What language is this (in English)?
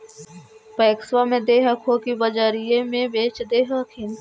Magahi